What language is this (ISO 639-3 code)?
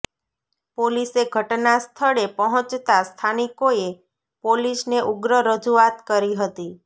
guj